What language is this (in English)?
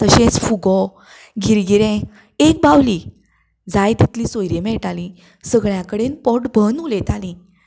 Konkani